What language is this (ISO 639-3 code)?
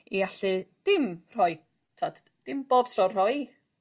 cym